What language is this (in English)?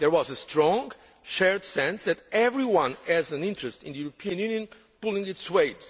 English